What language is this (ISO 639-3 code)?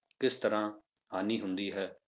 pan